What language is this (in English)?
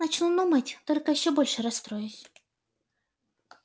Russian